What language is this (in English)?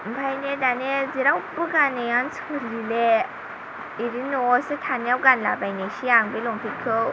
Bodo